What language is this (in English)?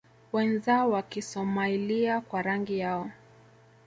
Swahili